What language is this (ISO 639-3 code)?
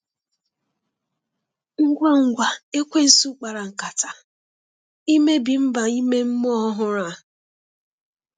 ibo